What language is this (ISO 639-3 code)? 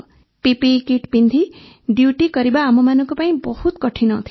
ori